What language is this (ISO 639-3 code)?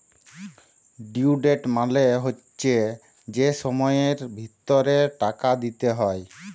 ben